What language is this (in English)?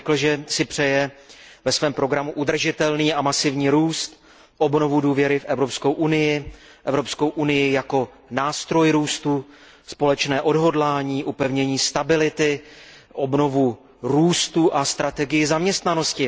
Czech